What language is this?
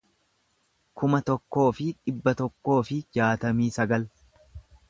Oromo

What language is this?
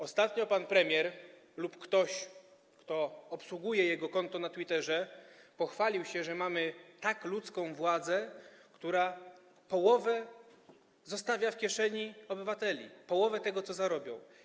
Polish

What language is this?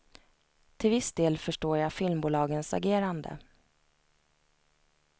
Swedish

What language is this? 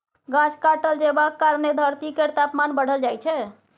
Maithili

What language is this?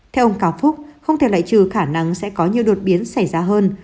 Vietnamese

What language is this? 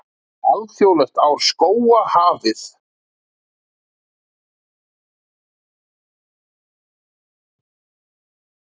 Icelandic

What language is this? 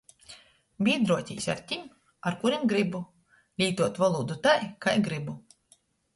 Latgalian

